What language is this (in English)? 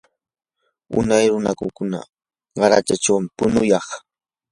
Yanahuanca Pasco Quechua